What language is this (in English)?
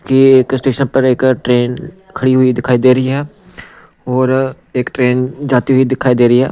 Hindi